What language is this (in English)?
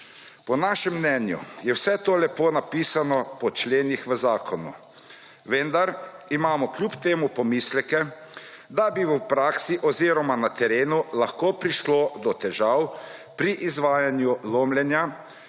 Slovenian